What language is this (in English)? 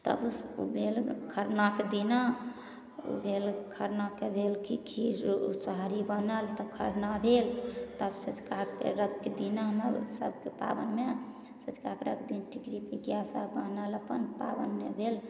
Maithili